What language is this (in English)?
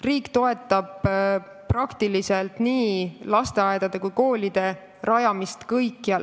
Estonian